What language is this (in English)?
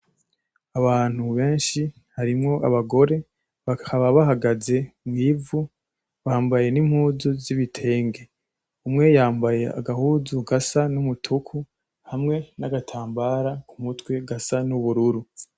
Rundi